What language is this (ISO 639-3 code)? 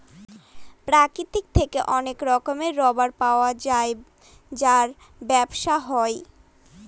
ben